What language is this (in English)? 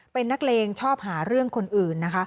Thai